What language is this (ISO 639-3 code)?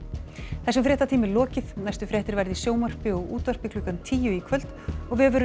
isl